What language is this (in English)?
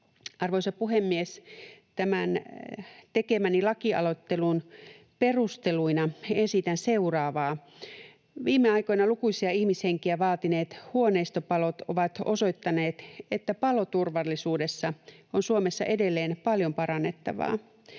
Finnish